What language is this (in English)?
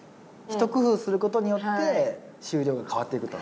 Japanese